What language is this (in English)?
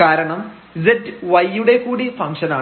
Malayalam